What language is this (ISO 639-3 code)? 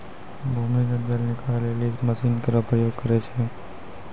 mai